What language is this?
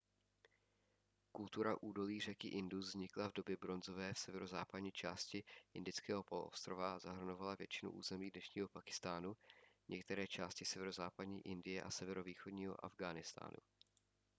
Czech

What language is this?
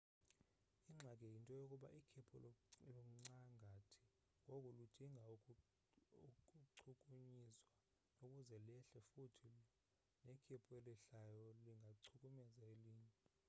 Xhosa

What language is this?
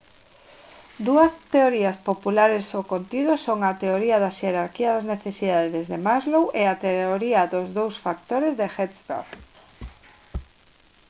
Galician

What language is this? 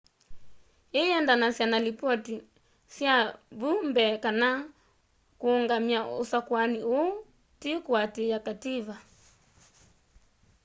Kamba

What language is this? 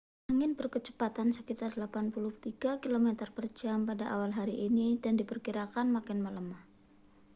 Indonesian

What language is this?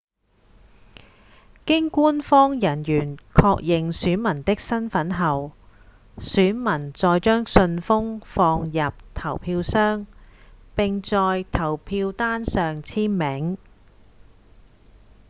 Cantonese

